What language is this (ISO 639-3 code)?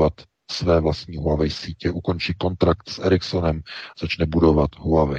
ces